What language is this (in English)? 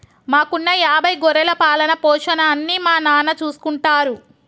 Telugu